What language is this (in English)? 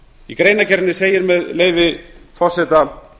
Icelandic